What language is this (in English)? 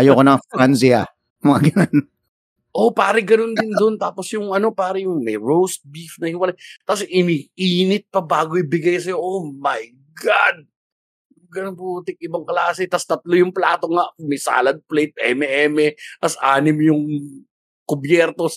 Filipino